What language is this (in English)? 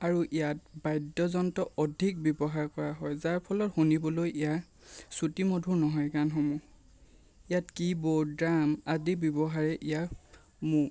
Assamese